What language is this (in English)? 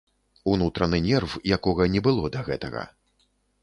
Belarusian